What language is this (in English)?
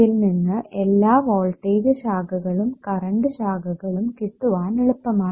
Malayalam